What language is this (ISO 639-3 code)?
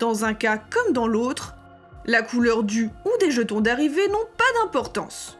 fra